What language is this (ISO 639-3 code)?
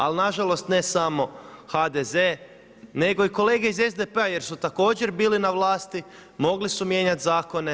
hrv